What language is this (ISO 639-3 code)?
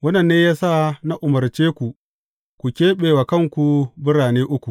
hau